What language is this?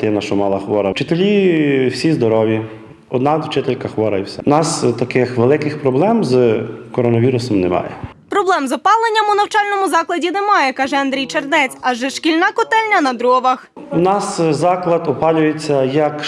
Ukrainian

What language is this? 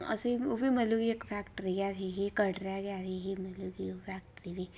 Dogri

